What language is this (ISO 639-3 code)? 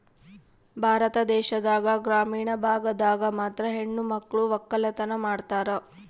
kan